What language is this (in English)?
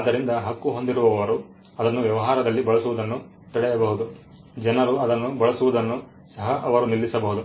Kannada